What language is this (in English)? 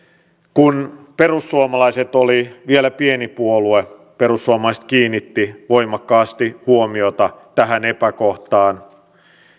Finnish